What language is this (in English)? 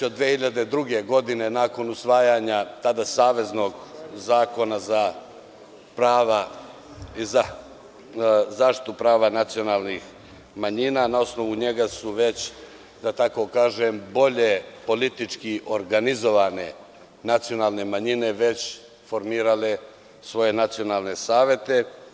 Serbian